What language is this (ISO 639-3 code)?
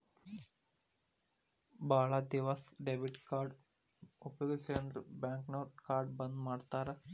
kan